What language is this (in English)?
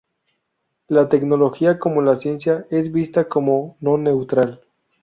Spanish